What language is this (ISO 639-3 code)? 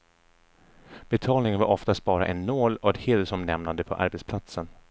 swe